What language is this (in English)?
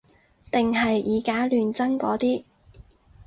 Cantonese